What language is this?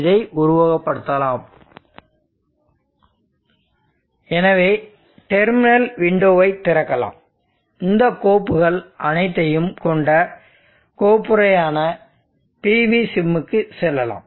Tamil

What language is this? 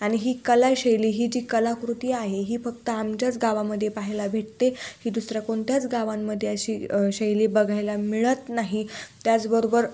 Marathi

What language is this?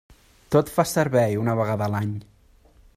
Catalan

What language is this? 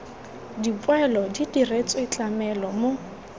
Tswana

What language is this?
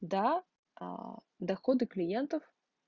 Russian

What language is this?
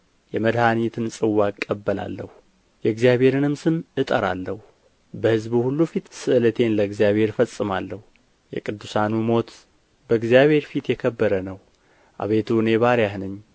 Amharic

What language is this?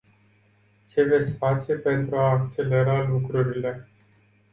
Romanian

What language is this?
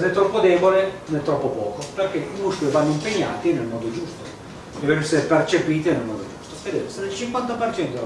Italian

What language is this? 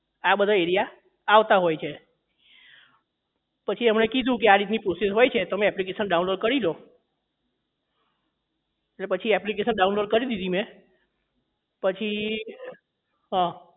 Gujarati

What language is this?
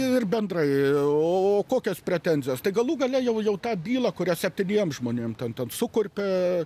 Lithuanian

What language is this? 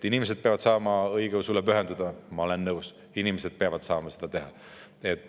Estonian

